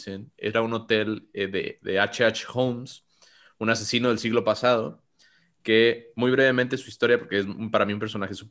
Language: Spanish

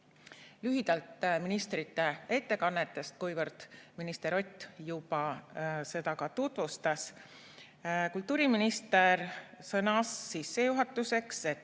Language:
Estonian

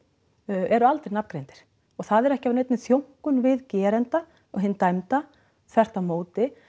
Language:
Icelandic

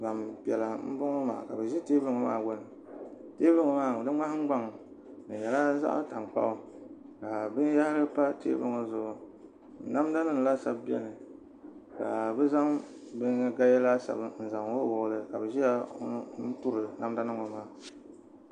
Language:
Dagbani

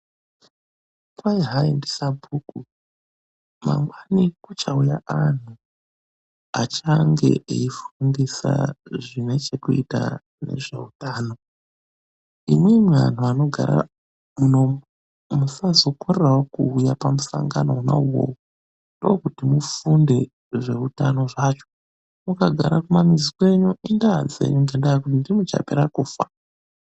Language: Ndau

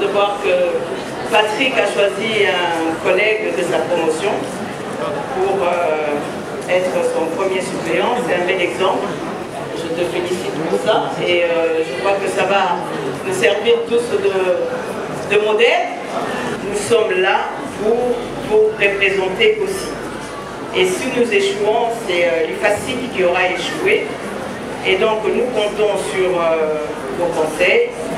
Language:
French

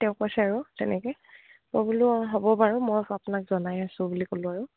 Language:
Assamese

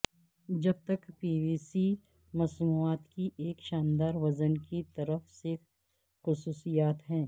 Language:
Urdu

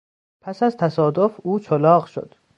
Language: Persian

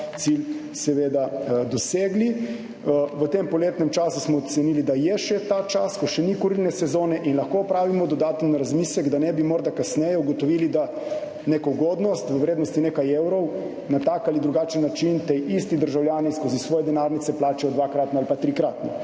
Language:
Slovenian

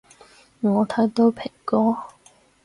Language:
Cantonese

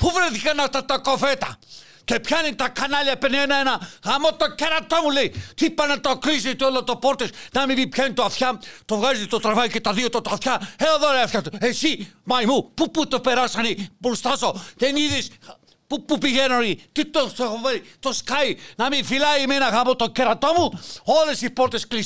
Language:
Greek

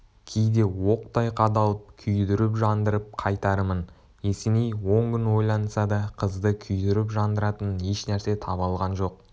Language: Kazakh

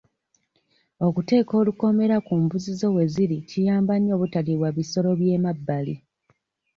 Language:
Ganda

